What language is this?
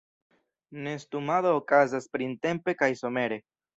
Esperanto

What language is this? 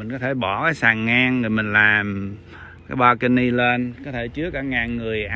Vietnamese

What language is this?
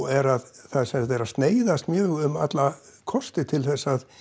Icelandic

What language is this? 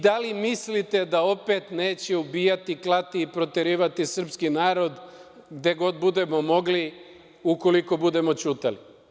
Serbian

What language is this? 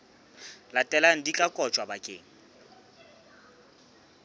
Southern Sotho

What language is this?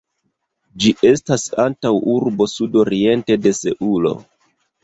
Esperanto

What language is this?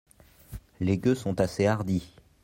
French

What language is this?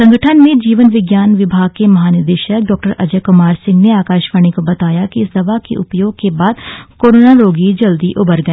Hindi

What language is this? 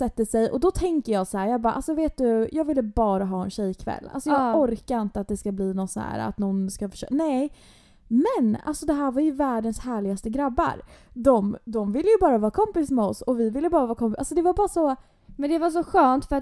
Swedish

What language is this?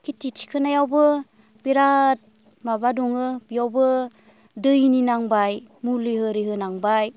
Bodo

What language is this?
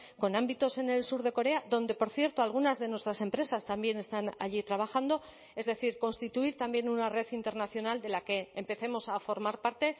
Spanish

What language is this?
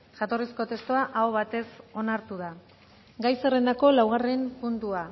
Basque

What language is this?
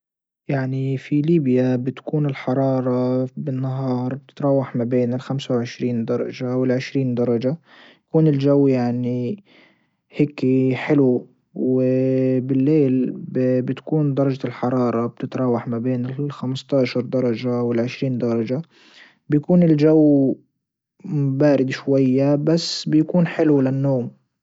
Libyan Arabic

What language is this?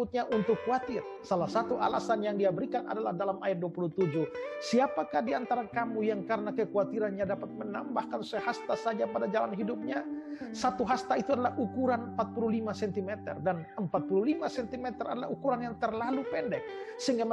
Indonesian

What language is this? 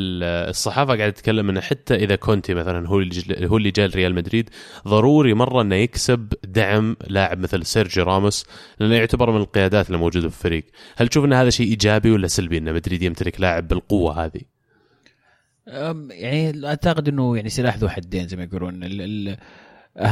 Arabic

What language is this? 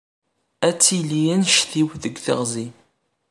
Kabyle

